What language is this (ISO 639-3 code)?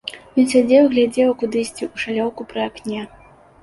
bel